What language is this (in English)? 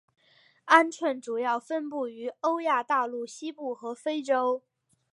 Chinese